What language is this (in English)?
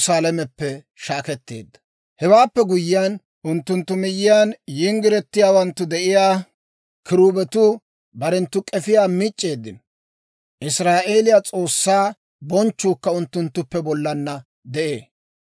Dawro